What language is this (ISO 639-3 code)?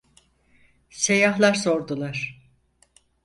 tur